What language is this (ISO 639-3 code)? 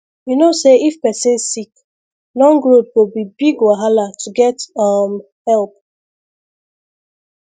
pcm